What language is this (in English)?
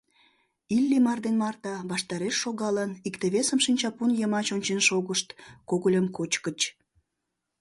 Mari